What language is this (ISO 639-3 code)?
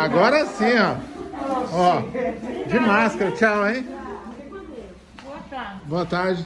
por